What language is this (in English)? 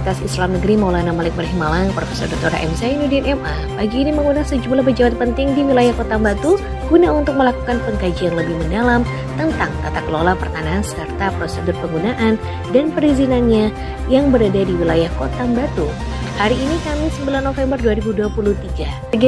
Indonesian